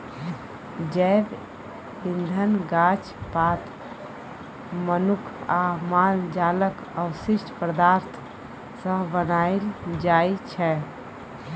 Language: Maithili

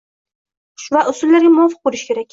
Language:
Uzbek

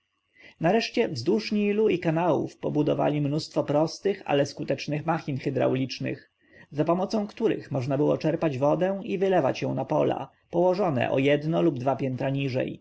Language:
Polish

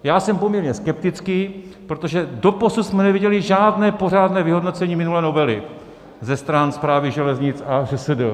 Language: Czech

